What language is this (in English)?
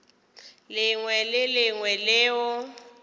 Northern Sotho